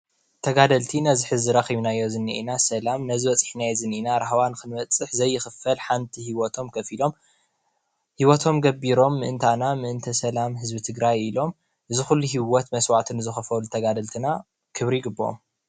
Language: Tigrinya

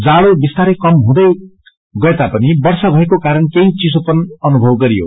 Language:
Nepali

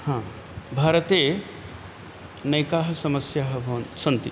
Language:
Sanskrit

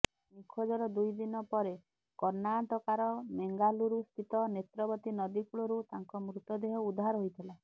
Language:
Odia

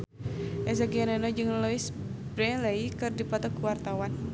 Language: Sundanese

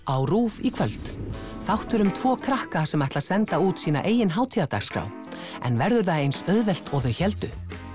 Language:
Icelandic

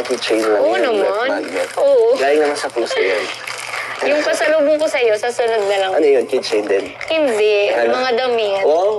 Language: Filipino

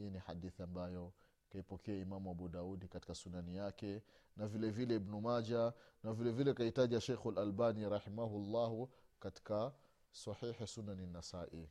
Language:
Swahili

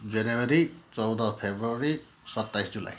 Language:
Nepali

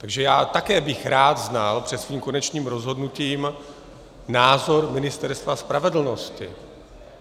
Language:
Czech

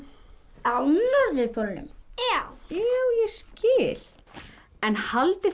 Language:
Icelandic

